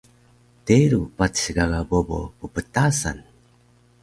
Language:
Taroko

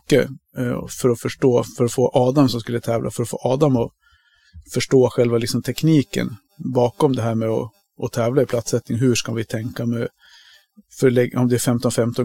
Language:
Swedish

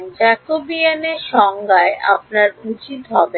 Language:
Bangla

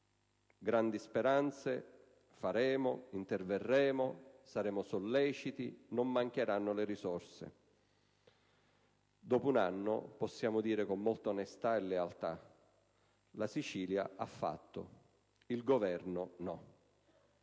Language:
Italian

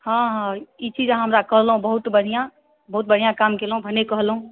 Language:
Maithili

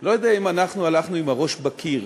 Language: Hebrew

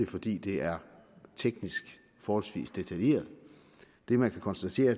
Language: Danish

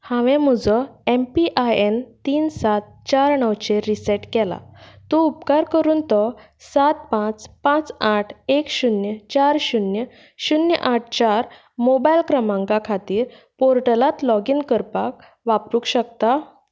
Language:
Konkani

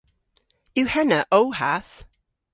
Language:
Cornish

